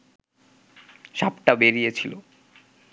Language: Bangla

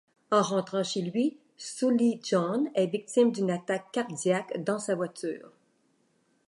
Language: French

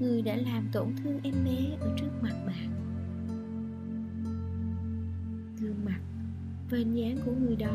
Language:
Vietnamese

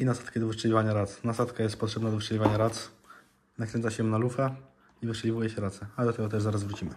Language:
Polish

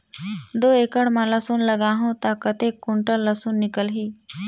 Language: Chhattisgarhi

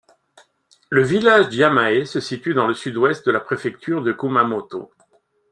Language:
French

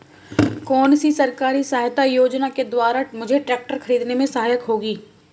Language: Hindi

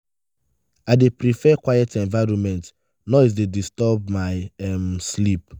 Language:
Nigerian Pidgin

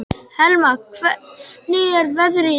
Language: Icelandic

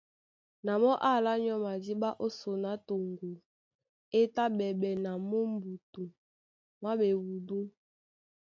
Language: Duala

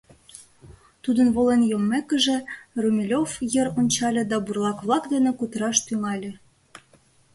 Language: Mari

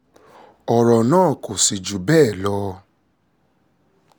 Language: Yoruba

